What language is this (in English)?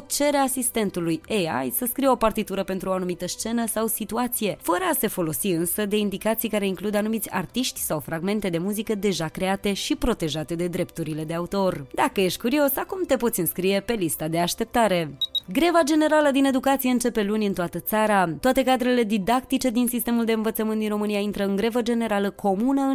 Romanian